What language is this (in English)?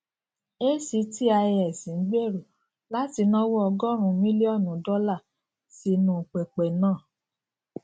Yoruba